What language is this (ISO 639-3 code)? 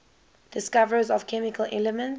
eng